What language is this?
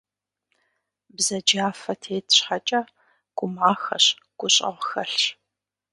Kabardian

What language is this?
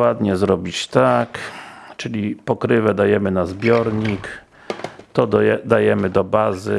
Polish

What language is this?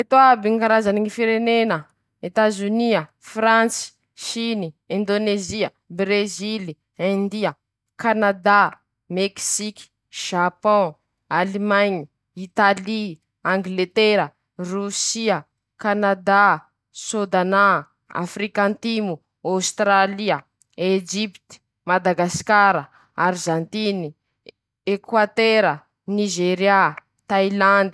Masikoro Malagasy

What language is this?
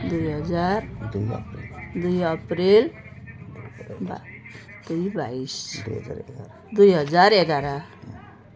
Nepali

